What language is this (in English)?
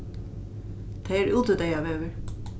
Faroese